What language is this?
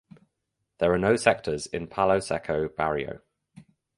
English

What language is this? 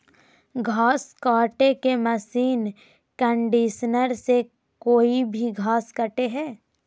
Magahi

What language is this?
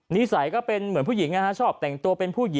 Thai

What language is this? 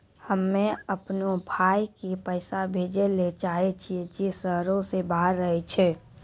Maithili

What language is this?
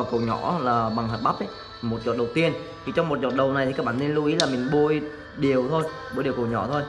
Vietnamese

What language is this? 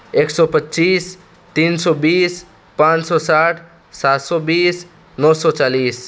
Urdu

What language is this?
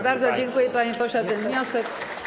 Polish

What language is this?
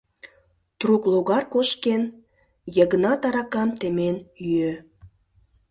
Mari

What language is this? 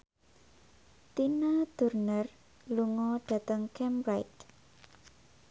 Javanese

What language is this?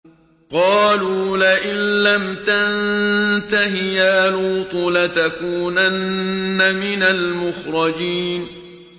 Arabic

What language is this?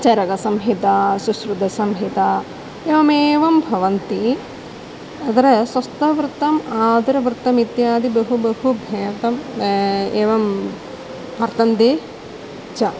Sanskrit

